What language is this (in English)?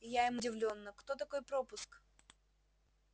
Russian